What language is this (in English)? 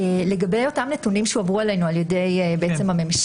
Hebrew